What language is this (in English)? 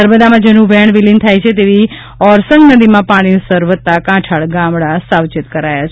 Gujarati